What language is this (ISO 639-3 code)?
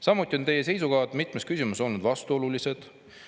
est